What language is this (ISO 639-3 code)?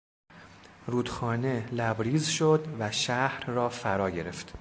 fas